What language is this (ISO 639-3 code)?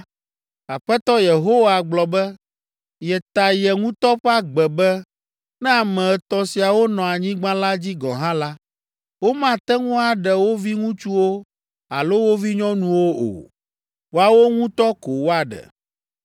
ewe